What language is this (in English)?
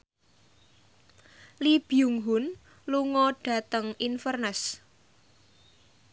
Javanese